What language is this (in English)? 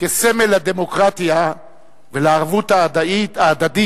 Hebrew